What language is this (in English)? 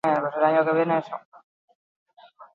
Basque